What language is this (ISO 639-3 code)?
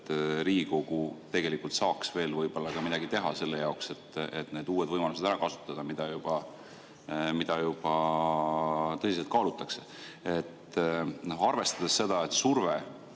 est